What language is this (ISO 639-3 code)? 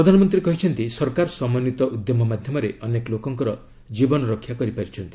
ori